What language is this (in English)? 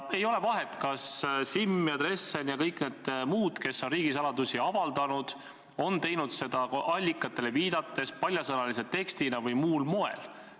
Estonian